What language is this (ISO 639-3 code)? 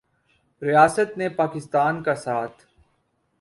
urd